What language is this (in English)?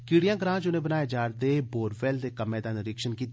Dogri